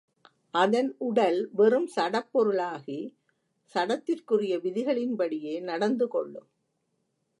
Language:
Tamil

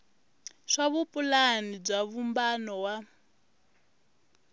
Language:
Tsonga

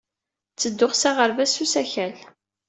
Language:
Kabyle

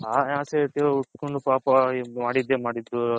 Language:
Kannada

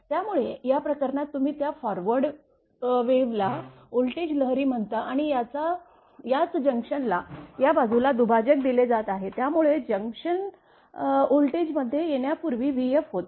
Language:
Marathi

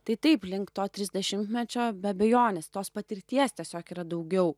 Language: Lithuanian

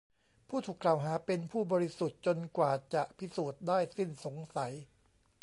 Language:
Thai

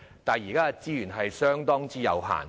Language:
Cantonese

